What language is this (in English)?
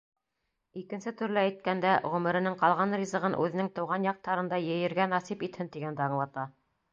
Bashkir